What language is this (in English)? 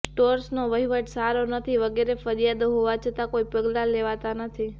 Gujarati